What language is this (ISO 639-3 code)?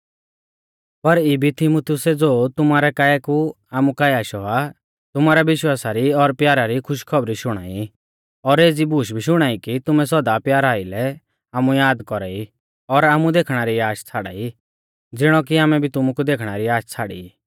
bfz